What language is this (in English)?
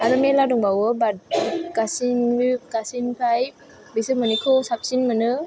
Bodo